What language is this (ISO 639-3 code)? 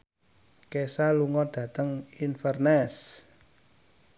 jav